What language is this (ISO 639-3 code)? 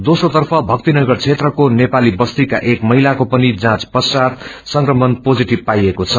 nep